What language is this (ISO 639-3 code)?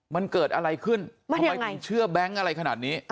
tha